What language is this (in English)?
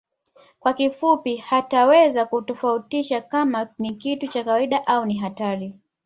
Swahili